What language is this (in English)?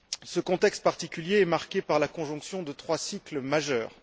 French